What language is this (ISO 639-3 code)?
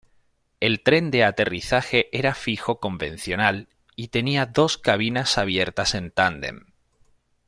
spa